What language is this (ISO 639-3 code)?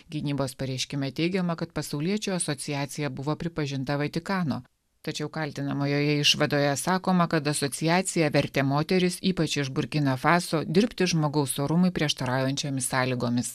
lit